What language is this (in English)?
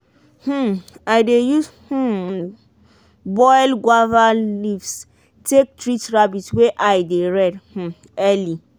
Nigerian Pidgin